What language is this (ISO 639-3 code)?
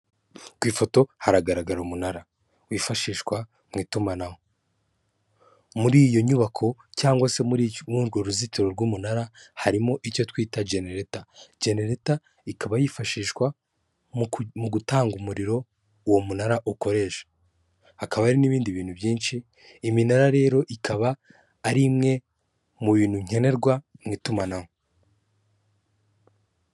kin